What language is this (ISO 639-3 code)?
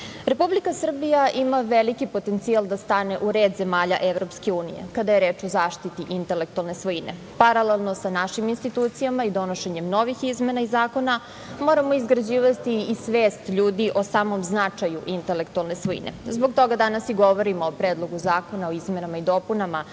srp